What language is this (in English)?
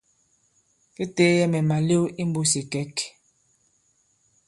Bankon